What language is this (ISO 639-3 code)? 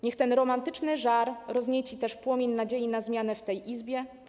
pol